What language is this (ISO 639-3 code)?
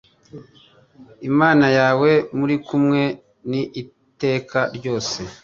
kin